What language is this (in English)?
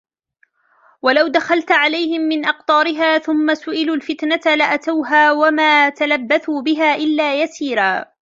Arabic